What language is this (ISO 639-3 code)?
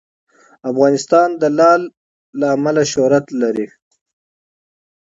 pus